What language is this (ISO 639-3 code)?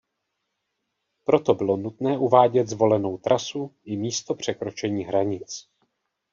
ces